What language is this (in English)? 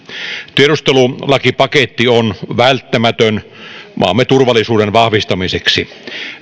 Finnish